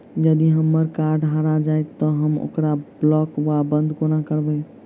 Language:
Maithili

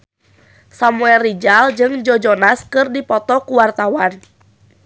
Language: Sundanese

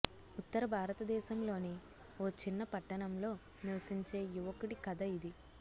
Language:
Telugu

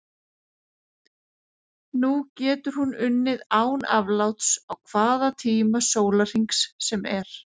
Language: Icelandic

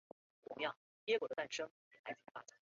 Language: Chinese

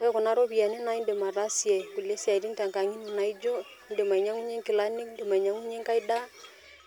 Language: Masai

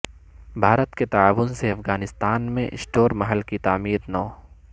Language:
Urdu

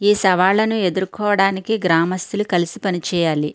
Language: Telugu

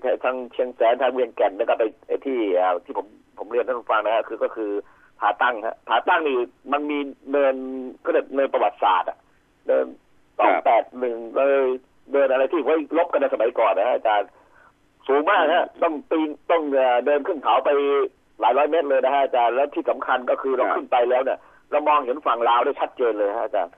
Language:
Thai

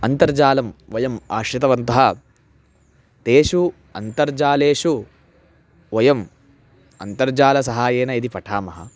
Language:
Sanskrit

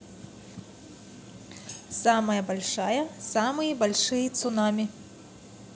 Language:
Russian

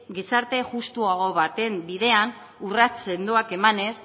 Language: Basque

